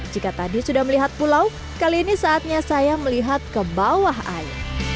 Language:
Indonesian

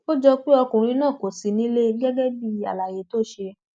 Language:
Yoruba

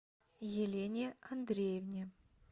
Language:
Russian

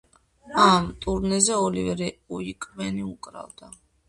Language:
Georgian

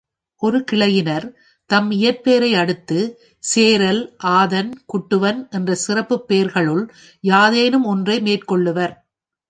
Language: Tamil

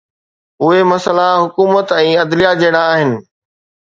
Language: Sindhi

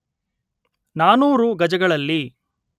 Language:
Kannada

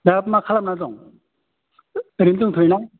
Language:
Bodo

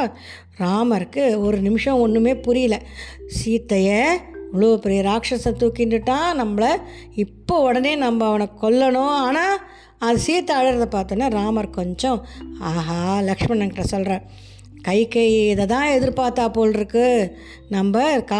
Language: Tamil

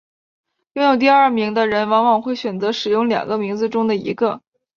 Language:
Chinese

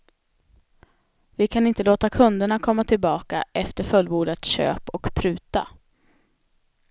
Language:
Swedish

